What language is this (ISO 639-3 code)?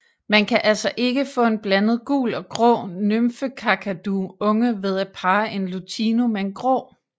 dan